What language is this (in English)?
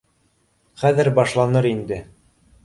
Bashkir